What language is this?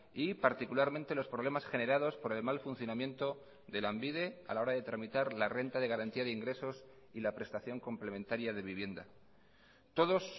Spanish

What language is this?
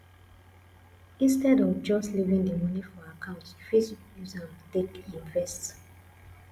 Nigerian Pidgin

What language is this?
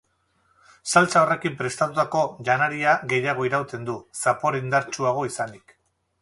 Basque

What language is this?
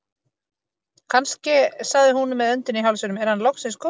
Icelandic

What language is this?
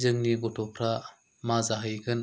Bodo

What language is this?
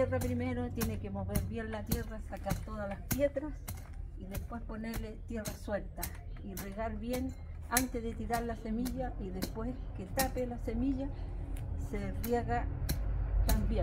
Spanish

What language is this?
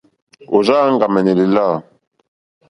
Mokpwe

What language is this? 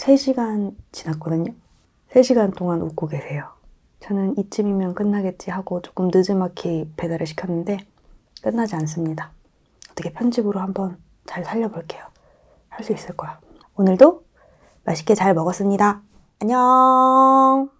Korean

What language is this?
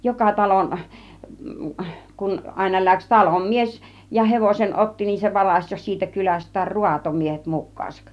Finnish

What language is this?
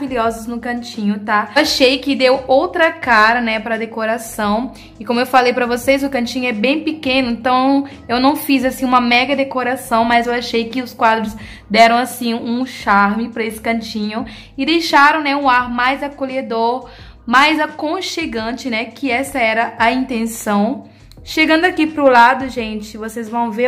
Portuguese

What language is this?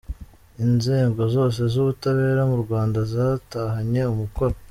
Kinyarwanda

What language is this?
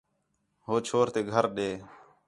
Khetrani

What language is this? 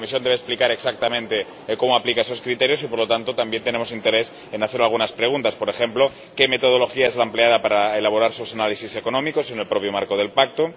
Spanish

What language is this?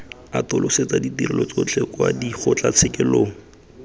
Tswana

